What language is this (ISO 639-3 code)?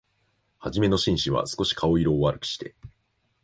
jpn